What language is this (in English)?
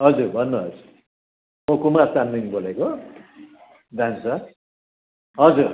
Nepali